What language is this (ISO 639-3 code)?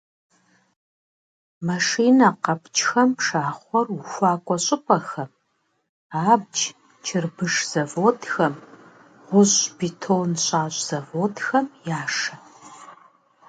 kbd